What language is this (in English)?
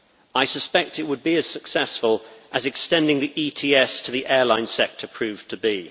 English